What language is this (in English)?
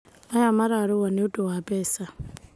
Kikuyu